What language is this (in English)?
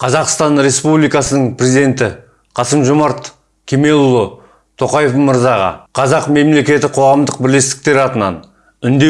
Turkish